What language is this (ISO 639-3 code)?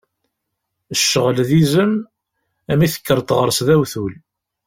kab